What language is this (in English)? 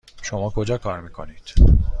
Persian